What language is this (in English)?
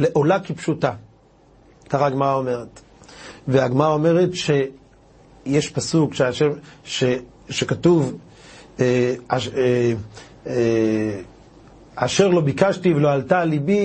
Hebrew